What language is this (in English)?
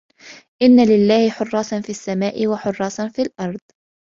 Arabic